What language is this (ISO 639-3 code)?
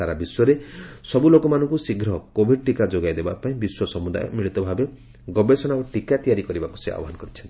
ori